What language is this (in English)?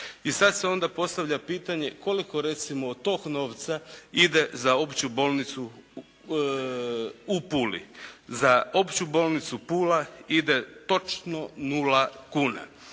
Croatian